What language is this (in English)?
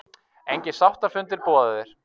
Icelandic